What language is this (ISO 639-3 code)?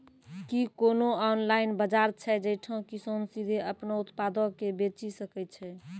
mai